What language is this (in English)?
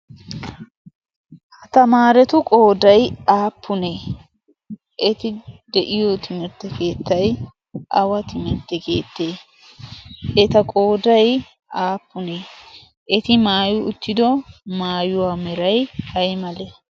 Wolaytta